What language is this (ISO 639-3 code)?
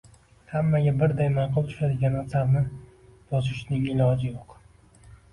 uzb